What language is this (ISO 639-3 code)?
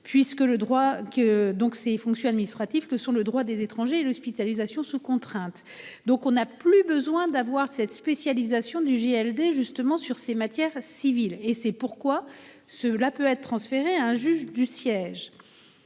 fra